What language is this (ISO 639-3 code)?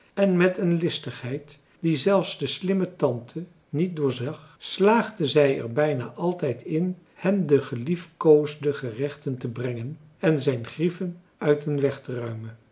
nld